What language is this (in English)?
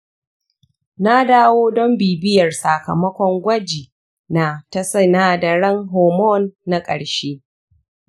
Hausa